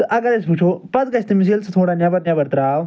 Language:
Kashmiri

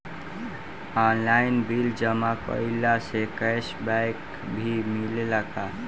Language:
Bhojpuri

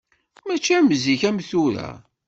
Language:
Kabyle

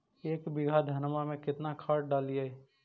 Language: Magahi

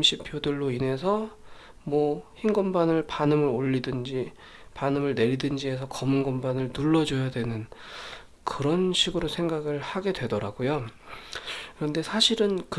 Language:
Korean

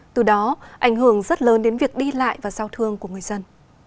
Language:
Vietnamese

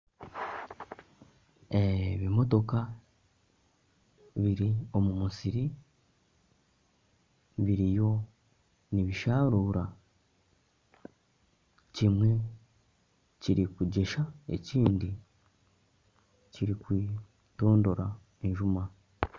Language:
Nyankole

